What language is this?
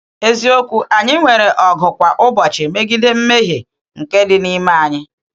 Igbo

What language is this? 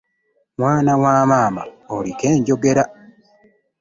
Ganda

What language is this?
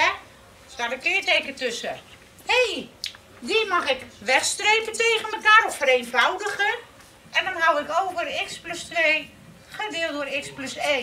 Dutch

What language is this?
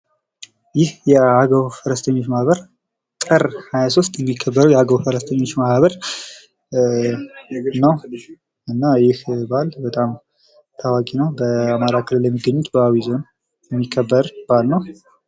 Amharic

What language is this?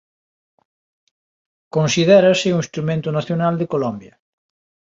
Galician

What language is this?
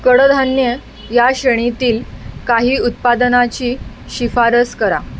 Marathi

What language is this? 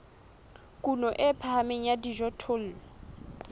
Southern Sotho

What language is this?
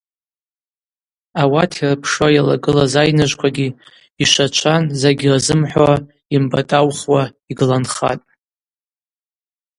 Abaza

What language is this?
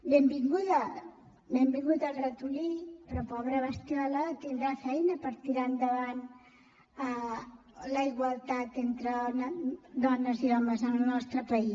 Catalan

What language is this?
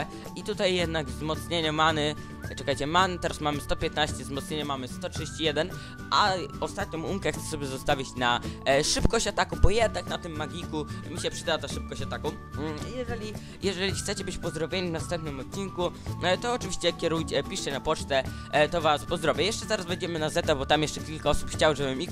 Polish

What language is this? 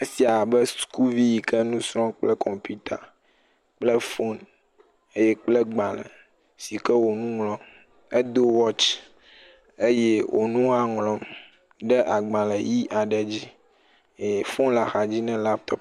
Ewe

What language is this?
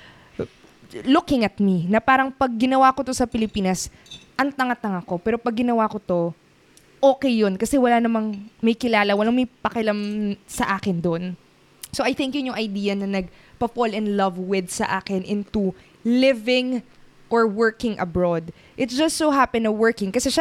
Filipino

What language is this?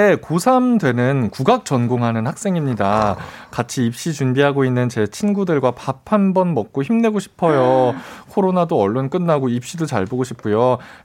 Korean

